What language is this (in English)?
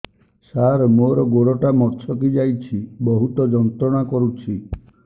Odia